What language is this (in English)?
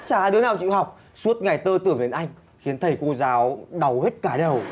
Vietnamese